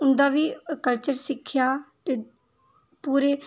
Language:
Dogri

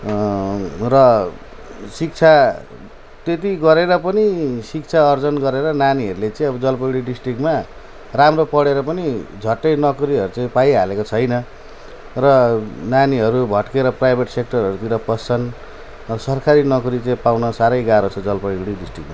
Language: Nepali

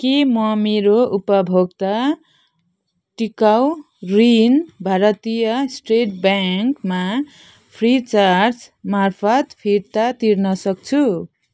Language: Nepali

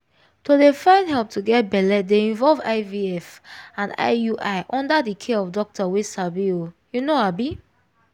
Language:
Nigerian Pidgin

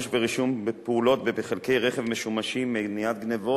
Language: Hebrew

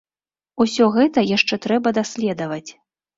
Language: Belarusian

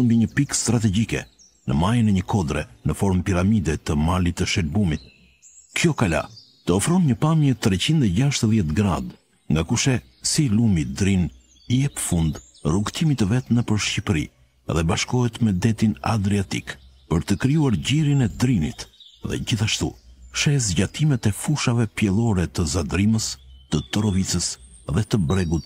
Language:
Romanian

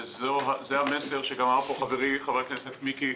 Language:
Hebrew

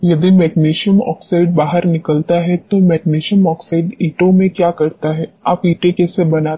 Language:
Hindi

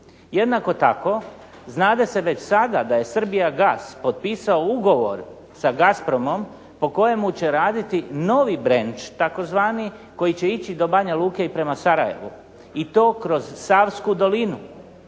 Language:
Croatian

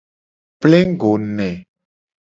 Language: Gen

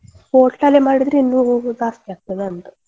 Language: Kannada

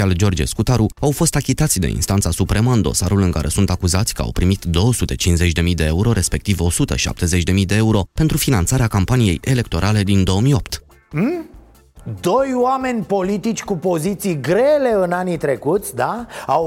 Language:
Romanian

